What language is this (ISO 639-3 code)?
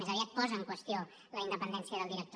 cat